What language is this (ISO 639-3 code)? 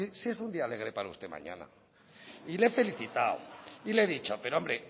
spa